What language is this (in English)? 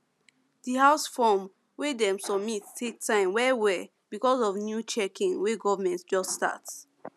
Nigerian Pidgin